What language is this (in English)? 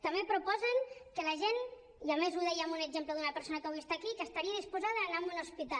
Catalan